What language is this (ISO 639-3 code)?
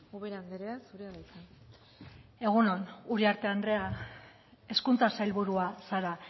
eus